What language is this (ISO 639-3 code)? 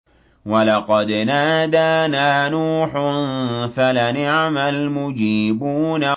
ara